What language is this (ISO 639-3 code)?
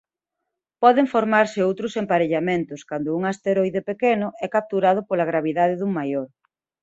glg